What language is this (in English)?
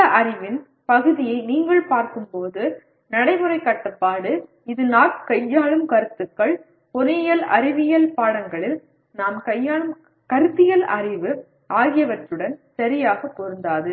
Tamil